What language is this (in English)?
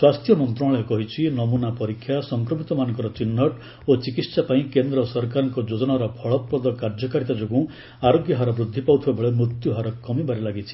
Odia